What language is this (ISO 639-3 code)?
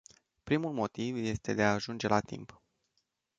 ron